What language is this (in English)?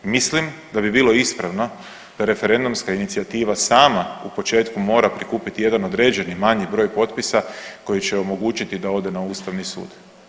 Croatian